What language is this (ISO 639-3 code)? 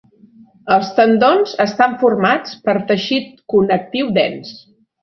cat